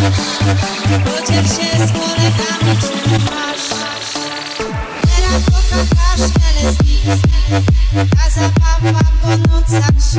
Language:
Polish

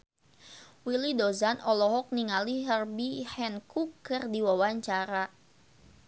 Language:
Sundanese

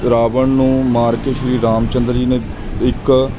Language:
Punjabi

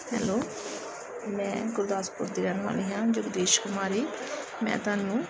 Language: Punjabi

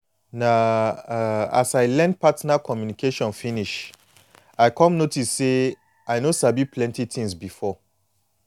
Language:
Nigerian Pidgin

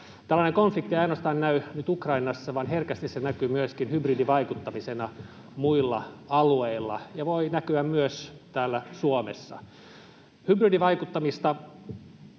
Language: Finnish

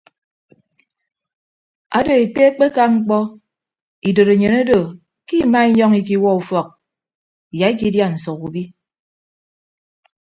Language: Ibibio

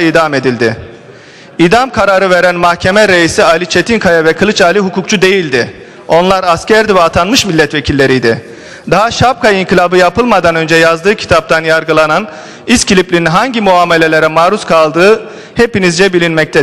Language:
Turkish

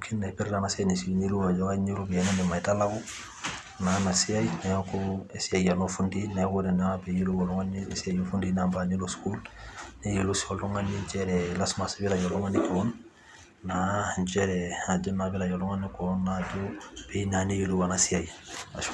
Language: Masai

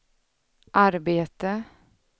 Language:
Swedish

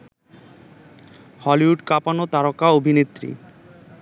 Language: Bangla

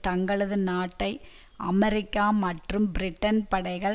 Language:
Tamil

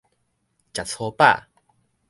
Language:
Min Nan Chinese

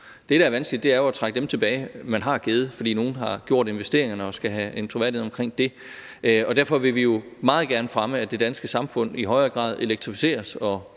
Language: Danish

